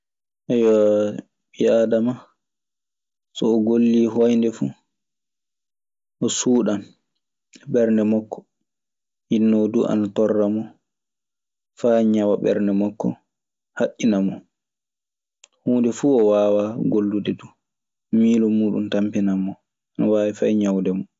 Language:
Maasina Fulfulde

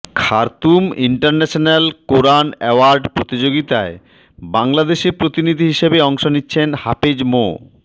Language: Bangla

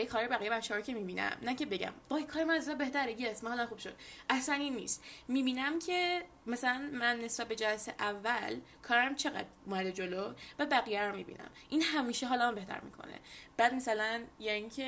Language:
Persian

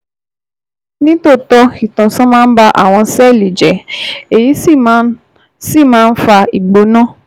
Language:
Yoruba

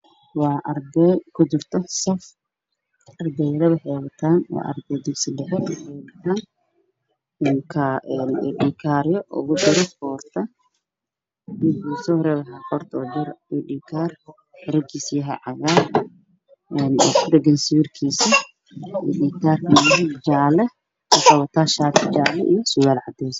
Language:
Somali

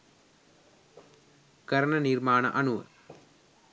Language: Sinhala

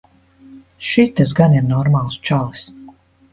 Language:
Latvian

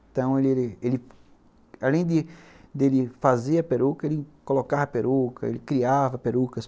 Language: Portuguese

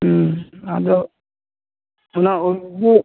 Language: Santali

